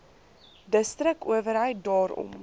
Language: Afrikaans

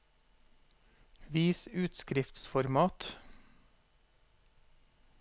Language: Norwegian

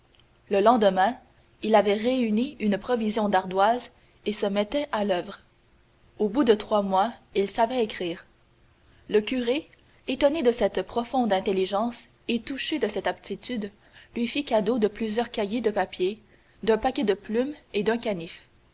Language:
French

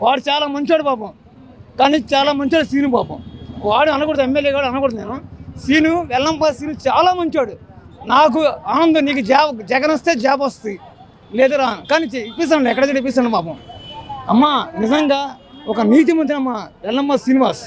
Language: Telugu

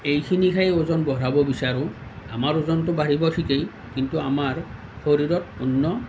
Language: Assamese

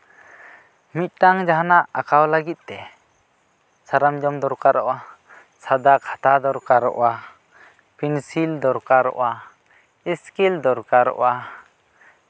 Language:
Santali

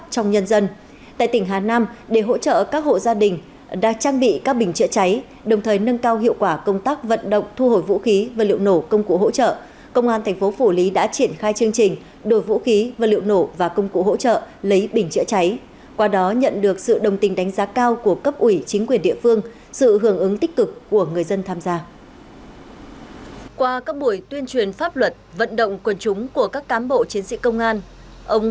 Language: Vietnamese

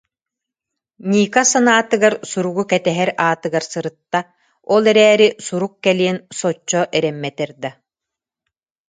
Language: Yakut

